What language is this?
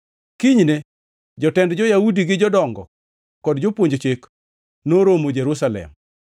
Luo (Kenya and Tanzania)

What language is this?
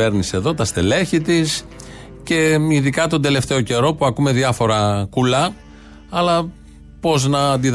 Greek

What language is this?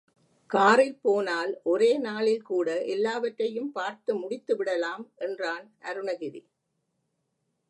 Tamil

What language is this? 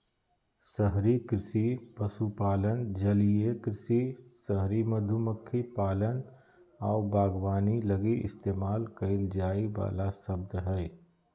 Magahi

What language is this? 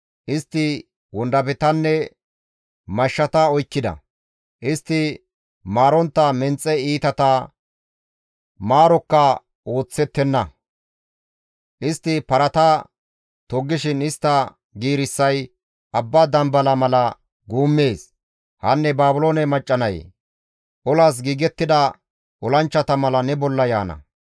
Gamo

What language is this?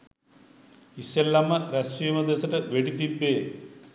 Sinhala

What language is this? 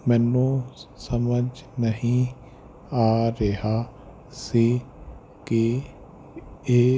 Punjabi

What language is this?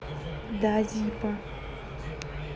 Russian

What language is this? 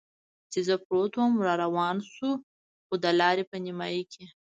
Pashto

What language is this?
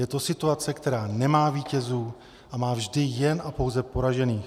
Czech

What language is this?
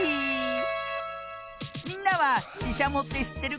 Japanese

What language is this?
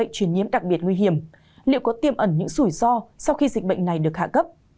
Vietnamese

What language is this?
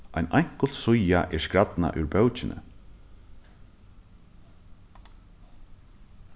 Faroese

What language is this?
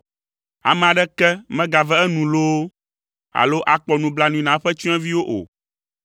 Ewe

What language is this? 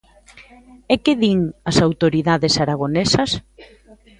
Galician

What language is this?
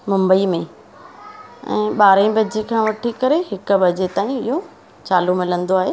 Sindhi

